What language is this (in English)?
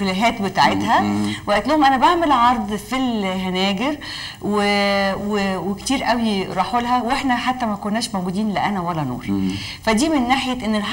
Arabic